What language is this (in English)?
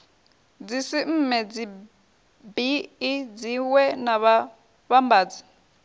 Venda